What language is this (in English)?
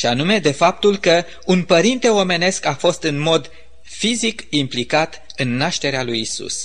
Romanian